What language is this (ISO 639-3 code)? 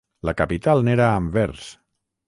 cat